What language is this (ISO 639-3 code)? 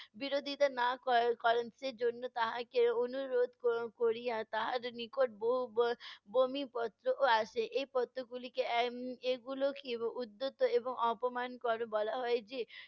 ben